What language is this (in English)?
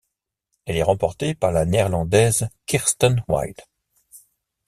French